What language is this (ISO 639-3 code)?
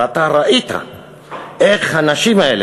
heb